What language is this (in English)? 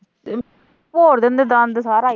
Punjabi